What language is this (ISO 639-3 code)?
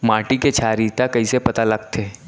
hne